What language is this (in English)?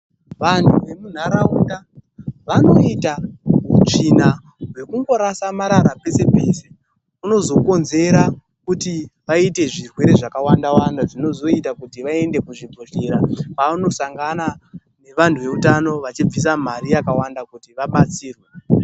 Ndau